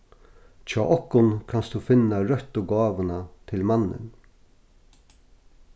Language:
Faroese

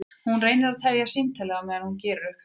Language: Icelandic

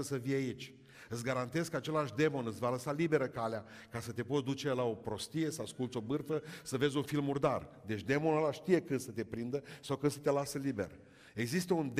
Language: Romanian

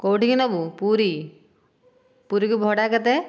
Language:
Odia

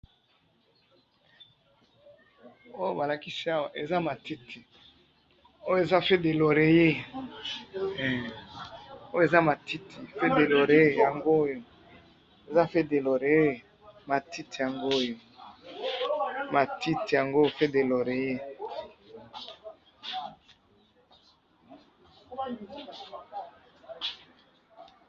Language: Lingala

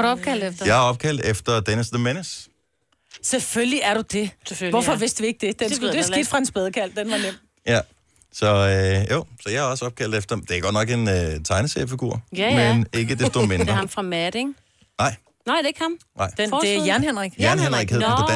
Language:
Danish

